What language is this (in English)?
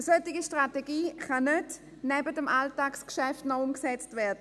Swiss German